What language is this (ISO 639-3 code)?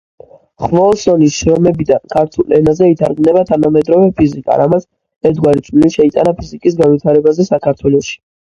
kat